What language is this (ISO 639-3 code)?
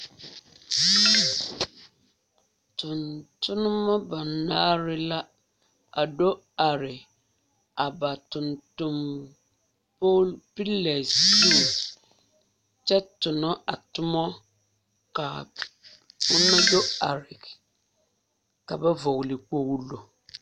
dga